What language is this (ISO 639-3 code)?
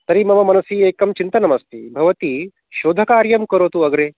san